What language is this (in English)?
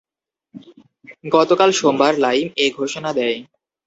Bangla